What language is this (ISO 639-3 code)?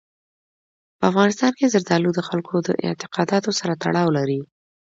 pus